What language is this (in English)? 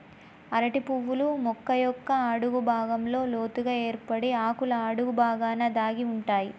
Telugu